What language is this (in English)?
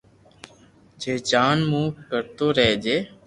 Loarki